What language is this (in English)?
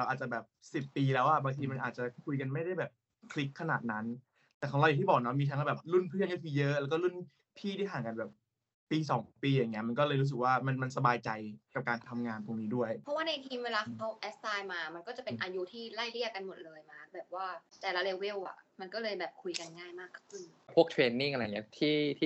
Thai